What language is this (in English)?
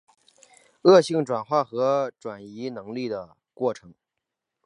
Chinese